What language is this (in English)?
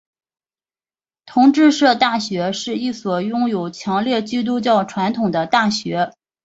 Chinese